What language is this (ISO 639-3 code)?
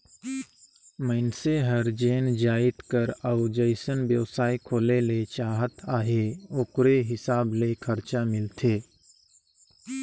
hne